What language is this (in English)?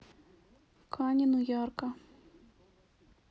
Russian